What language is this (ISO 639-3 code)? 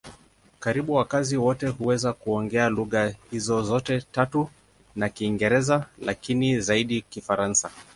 swa